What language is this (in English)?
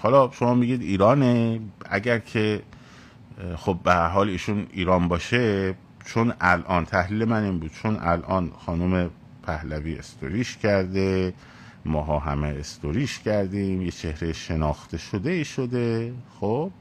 Persian